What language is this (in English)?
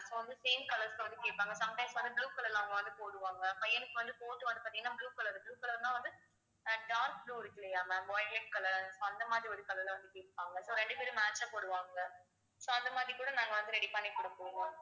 Tamil